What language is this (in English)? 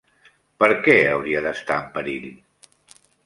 Catalan